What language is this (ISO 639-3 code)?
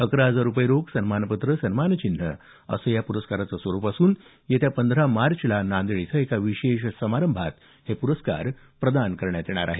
mar